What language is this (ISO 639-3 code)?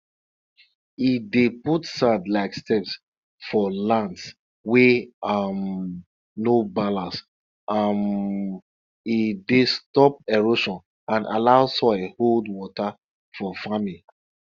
pcm